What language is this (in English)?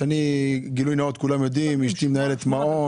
Hebrew